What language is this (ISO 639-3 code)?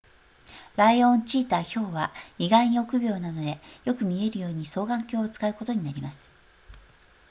jpn